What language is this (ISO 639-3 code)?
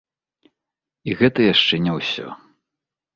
bel